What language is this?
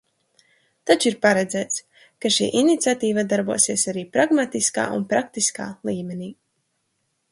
Latvian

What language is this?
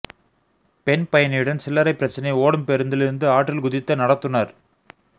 Tamil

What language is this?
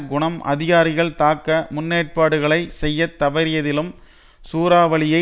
Tamil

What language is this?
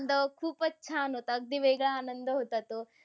Marathi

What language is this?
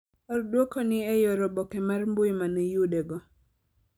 Luo (Kenya and Tanzania)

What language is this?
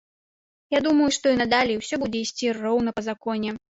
Belarusian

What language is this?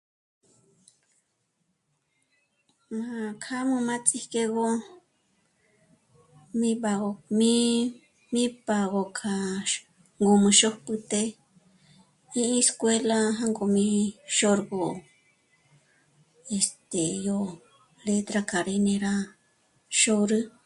Michoacán Mazahua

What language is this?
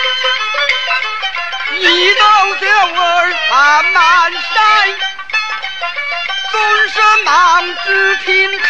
Chinese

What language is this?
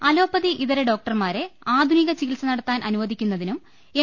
Malayalam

